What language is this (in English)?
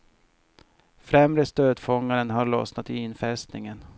Swedish